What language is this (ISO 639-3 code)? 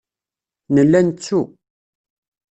kab